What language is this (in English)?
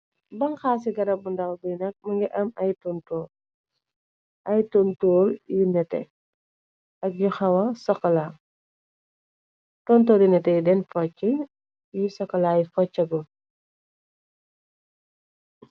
Wolof